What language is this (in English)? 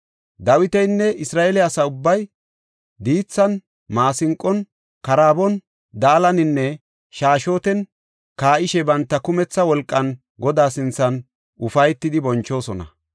Gofa